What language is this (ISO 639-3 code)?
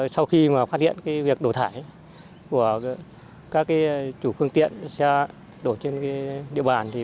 vie